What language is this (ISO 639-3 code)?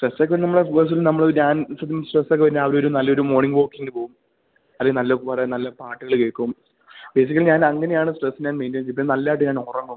mal